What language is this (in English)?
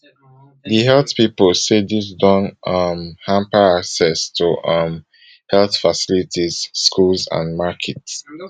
Nigerian Pidgin